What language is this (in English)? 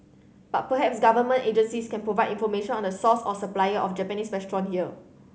English